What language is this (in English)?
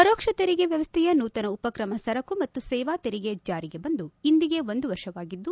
Kannada